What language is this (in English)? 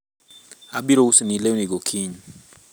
Luo (Kenya and Tanzania)